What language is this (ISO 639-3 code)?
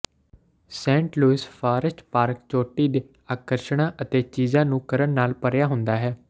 pan